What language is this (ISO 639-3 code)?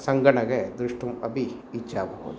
san